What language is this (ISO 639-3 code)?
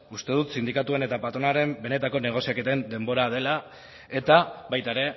eus